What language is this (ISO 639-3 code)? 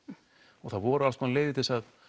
isl